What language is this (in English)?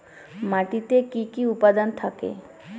Bangla